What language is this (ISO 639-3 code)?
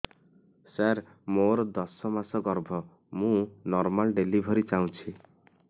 ori